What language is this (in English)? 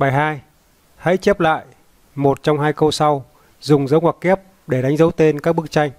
Vietnamese